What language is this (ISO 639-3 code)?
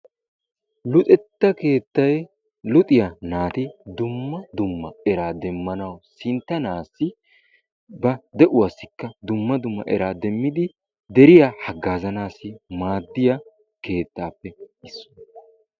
wal